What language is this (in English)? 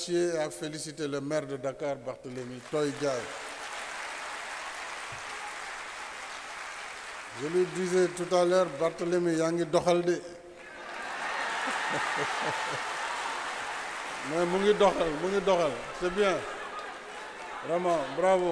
French